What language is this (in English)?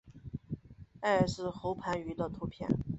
Chinese